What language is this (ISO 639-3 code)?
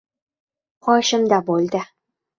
uzb